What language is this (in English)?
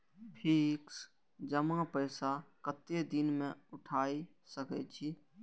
Maithili